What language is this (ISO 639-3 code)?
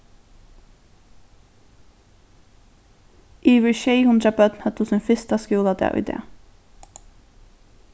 fao